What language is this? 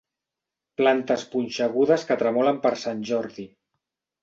Catalan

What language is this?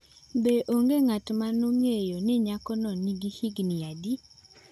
Luo (Kenya and Tanzania)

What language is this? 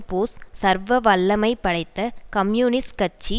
Tamil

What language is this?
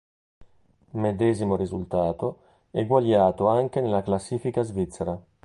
Italian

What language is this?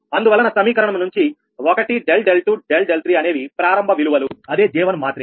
Telugu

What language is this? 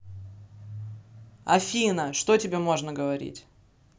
Russian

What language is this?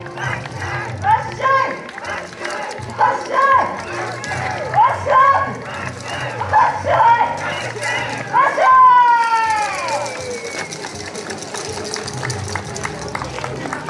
Japanese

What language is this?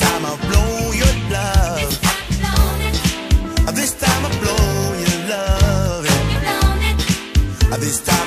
English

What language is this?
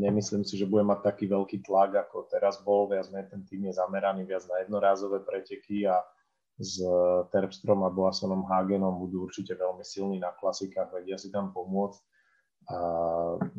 Slovak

